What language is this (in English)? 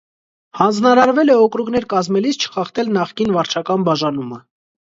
Armenian